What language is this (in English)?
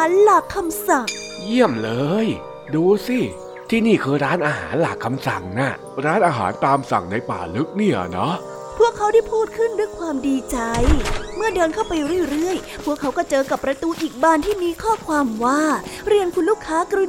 Thai